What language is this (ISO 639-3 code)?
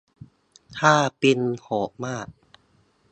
tha